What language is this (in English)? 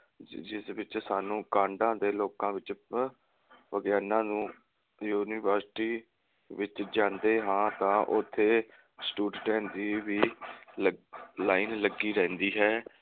Punjabi